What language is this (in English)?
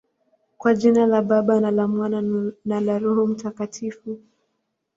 Swahili